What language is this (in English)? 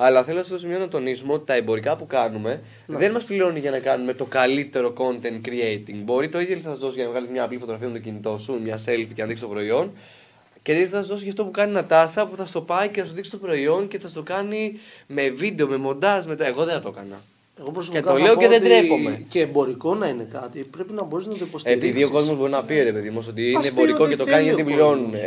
Greek